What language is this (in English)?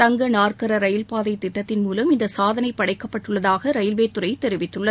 Tamil